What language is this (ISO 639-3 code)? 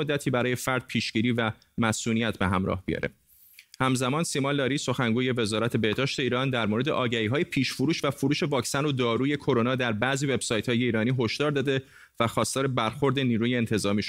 fas